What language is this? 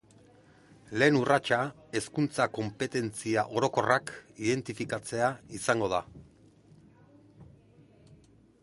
Basque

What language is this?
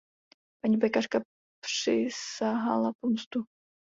Czech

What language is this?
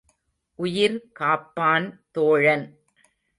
Tamil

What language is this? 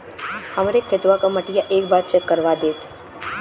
Bhojpuri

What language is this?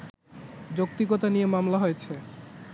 Bangla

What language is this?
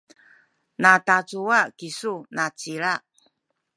Sakizaya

